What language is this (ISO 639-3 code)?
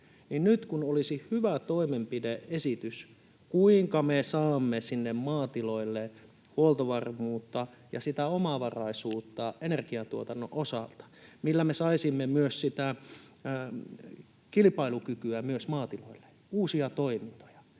fin